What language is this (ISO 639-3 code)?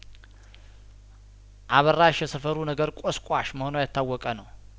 amh